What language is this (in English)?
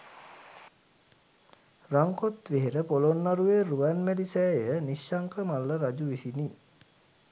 Sinhala